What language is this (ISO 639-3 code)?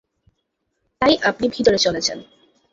ben